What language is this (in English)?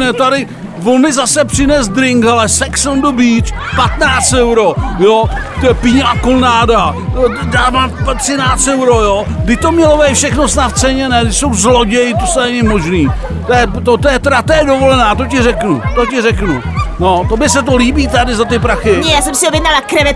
Czech